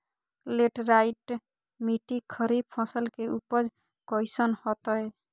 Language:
Magahi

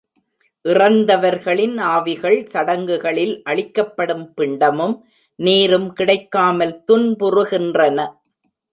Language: Tamil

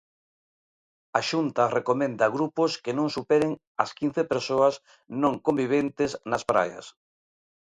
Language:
Galician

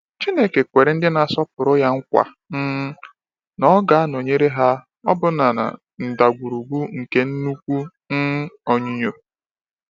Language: Igbo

